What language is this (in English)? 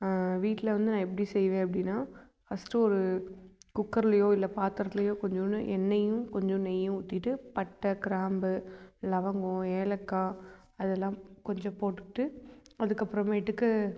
Tamil